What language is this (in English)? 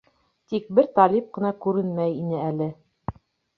Bashkir